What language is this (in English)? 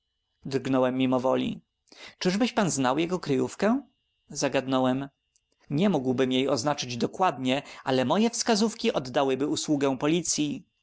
Polish